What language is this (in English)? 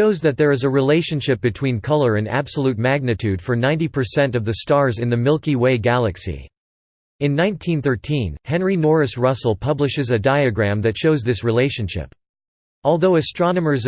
English